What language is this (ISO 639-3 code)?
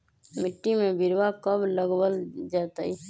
mag